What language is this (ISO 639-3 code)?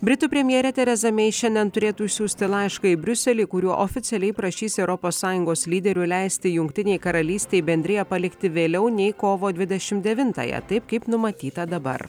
lit